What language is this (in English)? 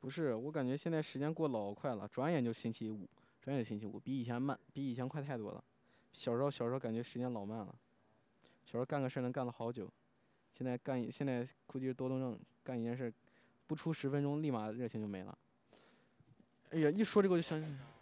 Chinese